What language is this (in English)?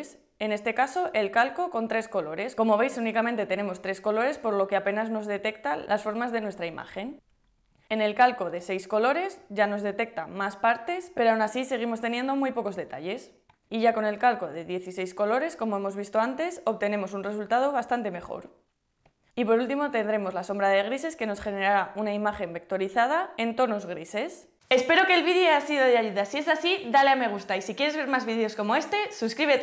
Spanish